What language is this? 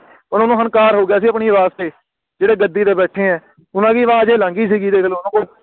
Punjabi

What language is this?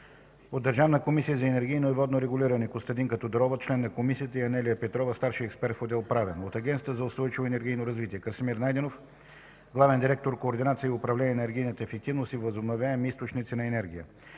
Bulgarian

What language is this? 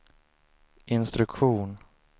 Swedish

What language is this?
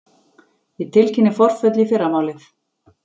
Icelandic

